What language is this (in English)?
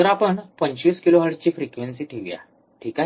Marathi